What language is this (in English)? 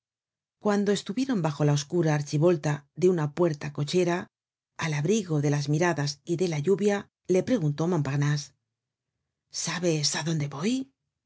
Spanish